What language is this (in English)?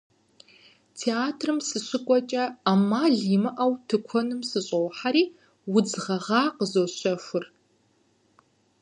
Kabardian